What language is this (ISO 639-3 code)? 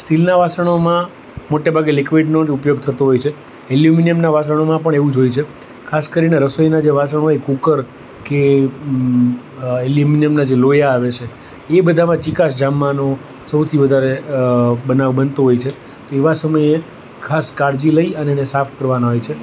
guj